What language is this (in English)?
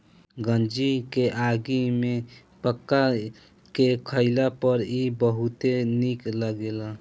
Bhojpuri